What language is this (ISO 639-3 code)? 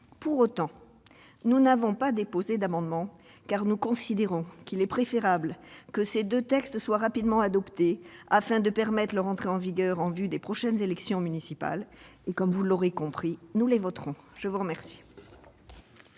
fra